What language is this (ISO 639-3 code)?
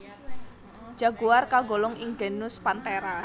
jav